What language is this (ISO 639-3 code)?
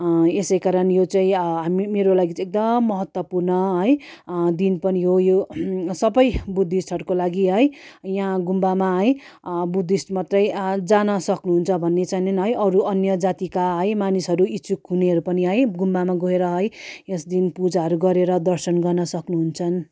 nep